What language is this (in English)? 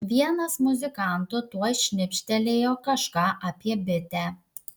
Lithuanian